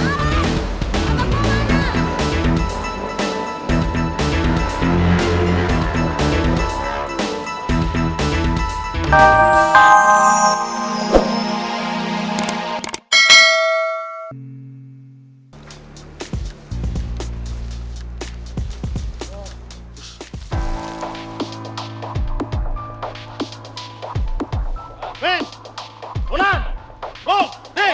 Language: Indonesian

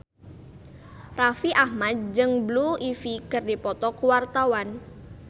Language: Sundanese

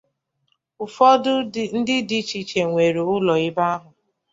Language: Igbo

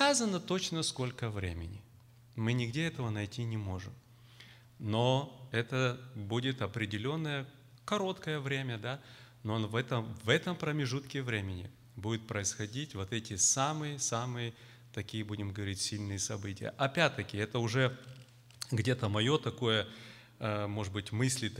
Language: Russian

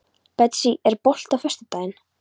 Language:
Icelandic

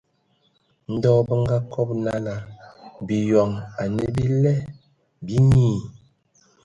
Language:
Ewondo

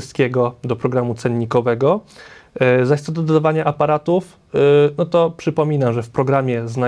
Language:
Polish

